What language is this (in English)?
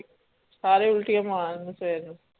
Punjabi